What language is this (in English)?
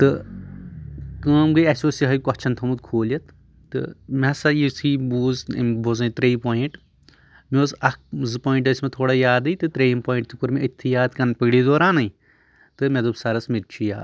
Kashmiri